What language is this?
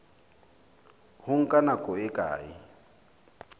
Southern Sotho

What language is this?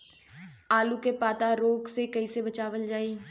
Bhojpuri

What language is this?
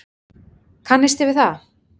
Icelandic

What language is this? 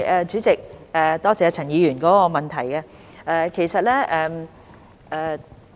Cantonese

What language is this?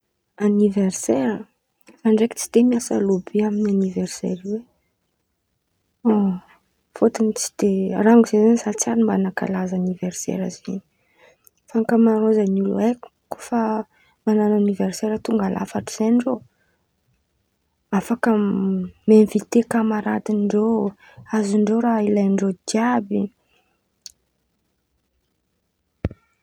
Antankarana Malagasy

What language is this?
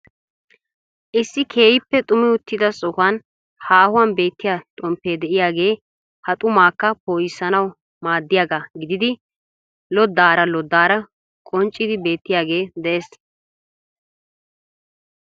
Wolaytta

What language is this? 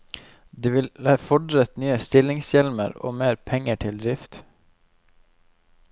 Norwegian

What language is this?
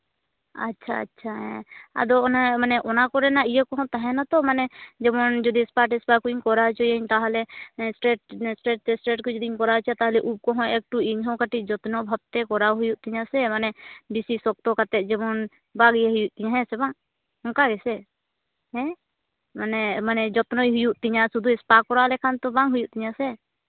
Santali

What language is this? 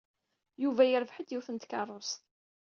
Kabyle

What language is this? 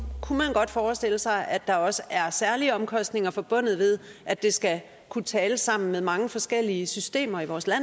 Danish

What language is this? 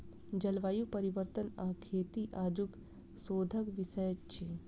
Maithili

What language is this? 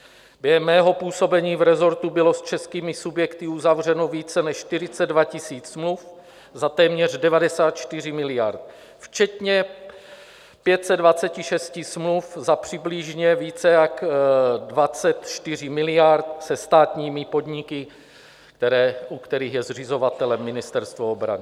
Czech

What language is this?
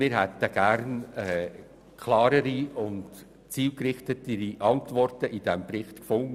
Swiss German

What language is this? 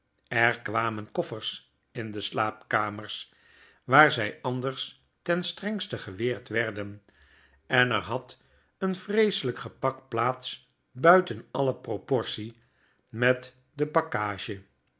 Dutch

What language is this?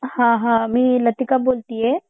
Marathi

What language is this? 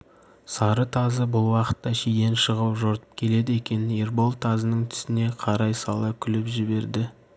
Kazakh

